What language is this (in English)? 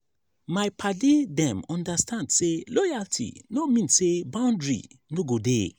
Nigerian Pidgin